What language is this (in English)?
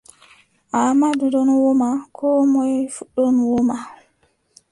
Adamawa Fulfulde